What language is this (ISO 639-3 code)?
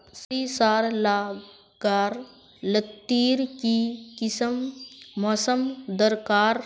mag